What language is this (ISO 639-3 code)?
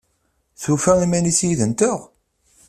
kab